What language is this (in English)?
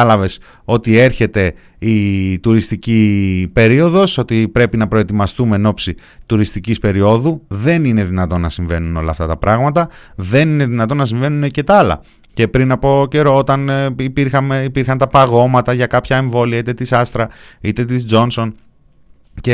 Greek